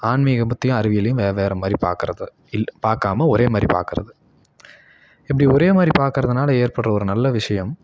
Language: Tamil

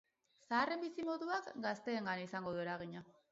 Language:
Basque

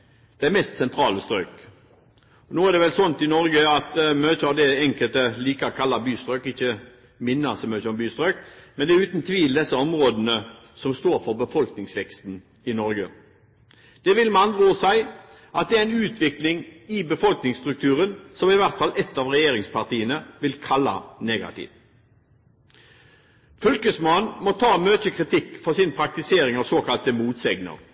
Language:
Norwegian Bokmål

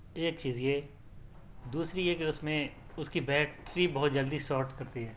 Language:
Urdu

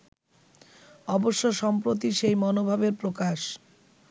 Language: Bangla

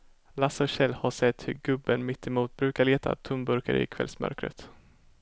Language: Swedish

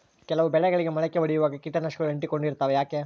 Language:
Kannada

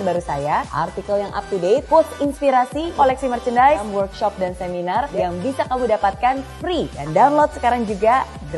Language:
Indonesian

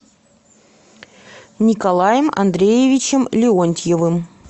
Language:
Russian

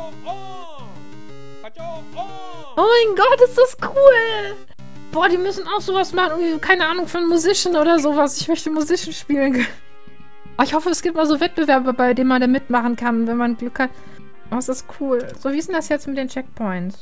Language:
German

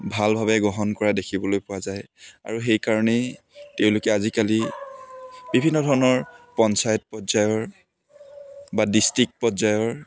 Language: Assamese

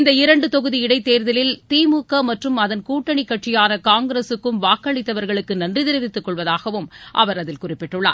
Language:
Tamil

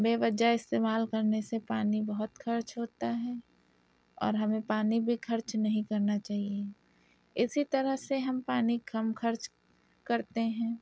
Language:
Urdu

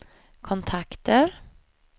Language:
Swedish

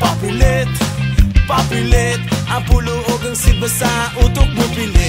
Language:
Filipino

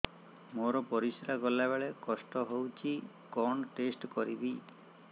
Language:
Odia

